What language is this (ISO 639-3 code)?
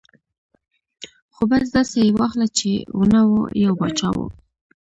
pus